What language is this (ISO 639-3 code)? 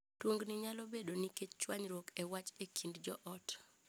luo